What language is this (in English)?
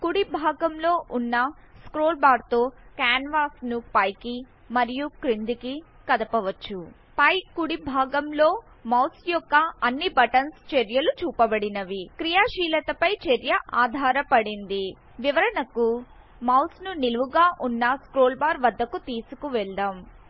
Telugu